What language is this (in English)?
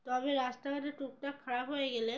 Bangla